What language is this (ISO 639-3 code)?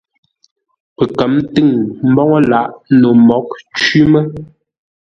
nla